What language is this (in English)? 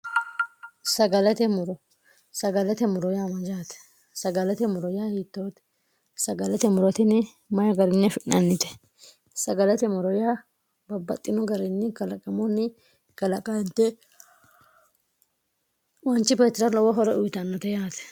Sidamo